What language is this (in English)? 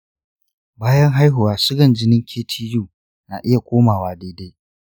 Hausa